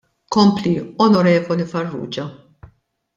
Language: Maltese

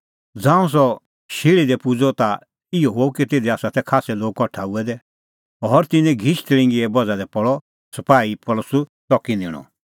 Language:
Kullu Pahari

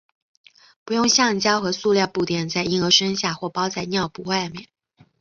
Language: Chinese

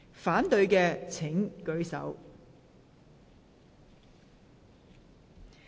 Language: Cantonese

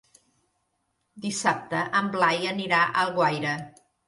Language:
Catalan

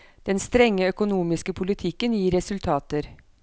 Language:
Norwegian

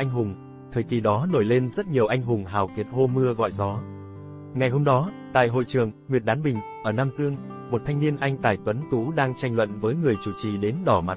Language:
Vietnamese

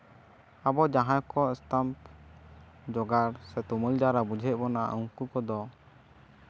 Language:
Santali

